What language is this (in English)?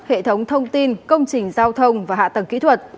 Vietnamese